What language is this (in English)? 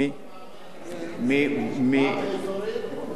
Hebrew